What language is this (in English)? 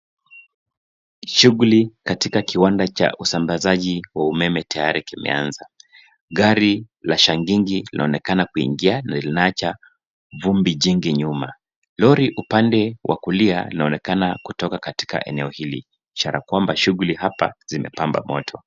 Swahili